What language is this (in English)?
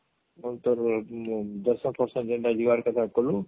Odia